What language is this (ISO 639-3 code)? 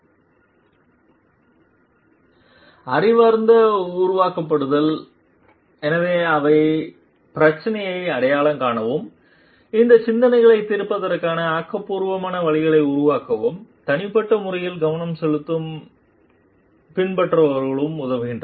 tam